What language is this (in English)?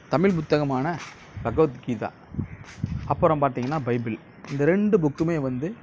Tamil